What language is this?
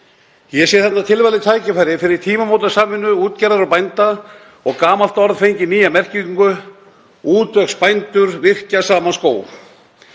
Icelandic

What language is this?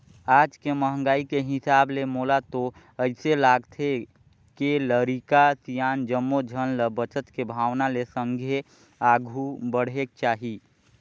Chhattisgarhi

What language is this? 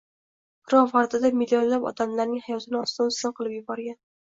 Uzbek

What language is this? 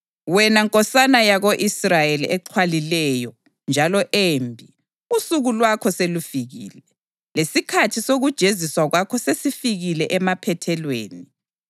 North Ndebele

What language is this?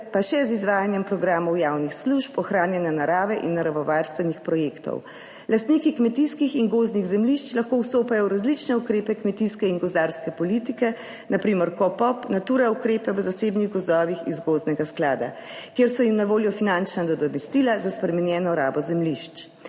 Slovenian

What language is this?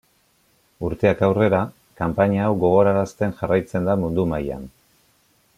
Basque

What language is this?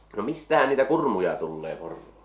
Finnish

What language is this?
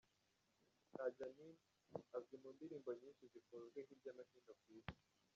Kinyarwanda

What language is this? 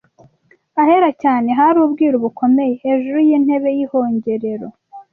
Kinyarwanda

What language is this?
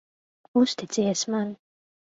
Latvian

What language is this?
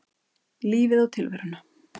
Icelandic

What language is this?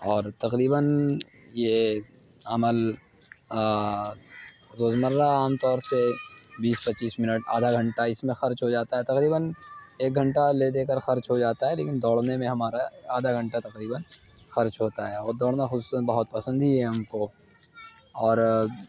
Urdu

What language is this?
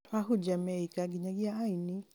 Kikuyu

